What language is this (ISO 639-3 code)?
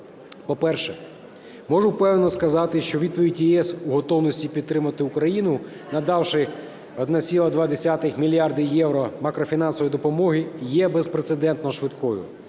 ukr